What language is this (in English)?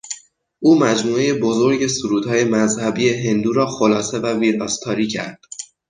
Persian